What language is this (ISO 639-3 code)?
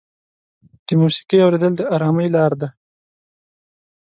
pus